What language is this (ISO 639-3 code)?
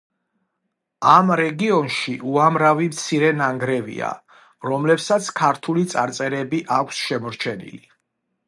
kat